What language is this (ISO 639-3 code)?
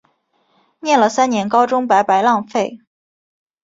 zho